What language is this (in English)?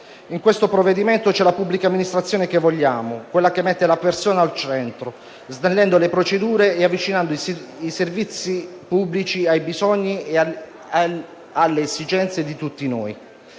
Italian